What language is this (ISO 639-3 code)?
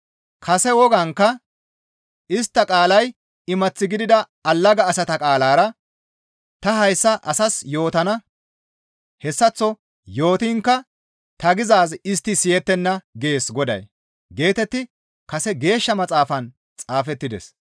gmv